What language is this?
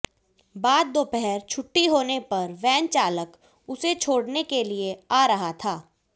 Hindi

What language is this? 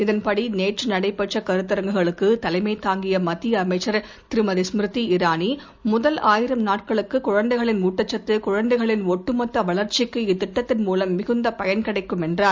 Tamil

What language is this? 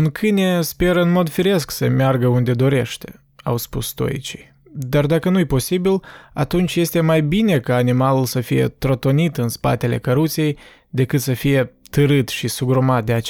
Romanian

